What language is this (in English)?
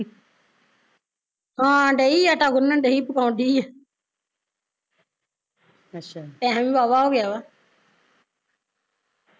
Punjabi